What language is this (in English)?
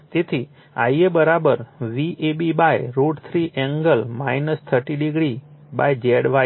Gujarati